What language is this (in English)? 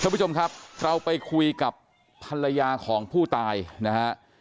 Thai